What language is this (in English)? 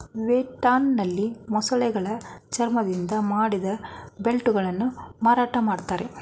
Kannada